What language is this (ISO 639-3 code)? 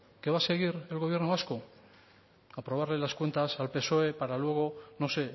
spa